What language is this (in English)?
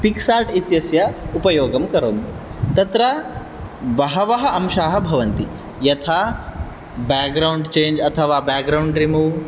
Sanskrit